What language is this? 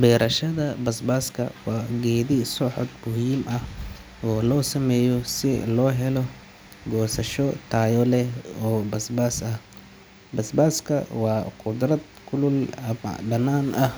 Somali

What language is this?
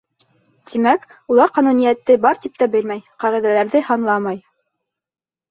Bashkir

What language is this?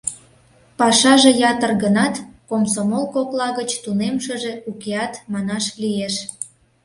Mari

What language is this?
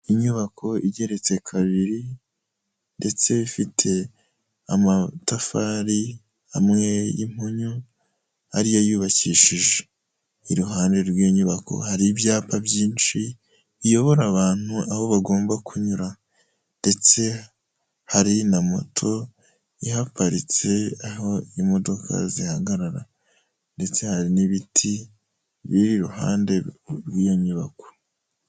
Kinyarwanda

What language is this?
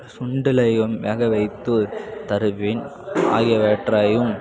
Tamil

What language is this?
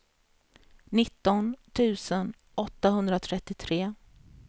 Swedish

